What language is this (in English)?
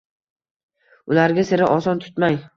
Uzbek